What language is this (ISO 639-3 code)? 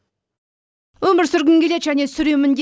kaz